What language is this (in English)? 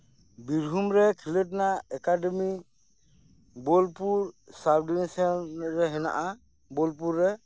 Santali